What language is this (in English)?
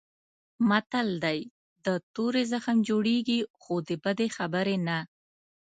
Pashto